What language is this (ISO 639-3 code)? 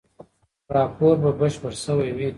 pus